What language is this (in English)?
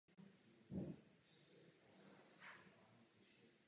Czech